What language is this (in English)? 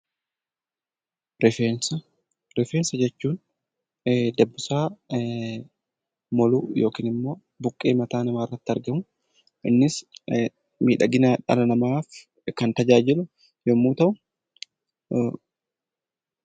Oromo